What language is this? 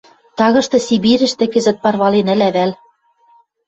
Western Mari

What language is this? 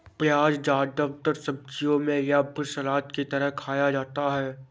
Hindi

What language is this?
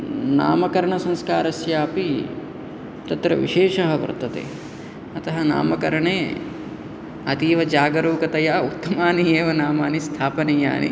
Sanskrit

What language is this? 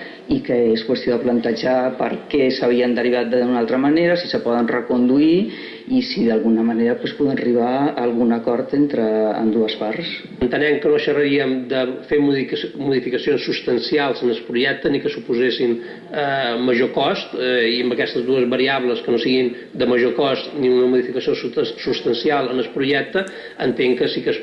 Spanish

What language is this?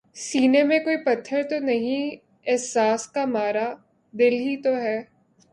Urdu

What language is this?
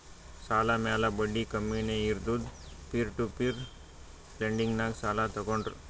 Kannada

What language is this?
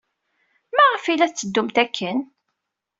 Kabyle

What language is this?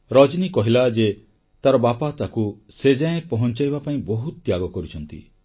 Odia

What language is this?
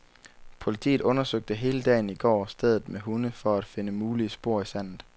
Danish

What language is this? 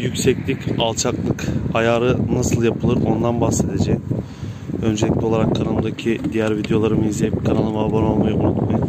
Turkish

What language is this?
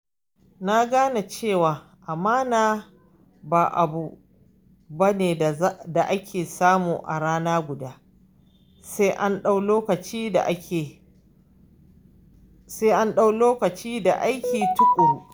Hausa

